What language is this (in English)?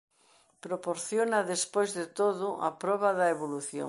Galician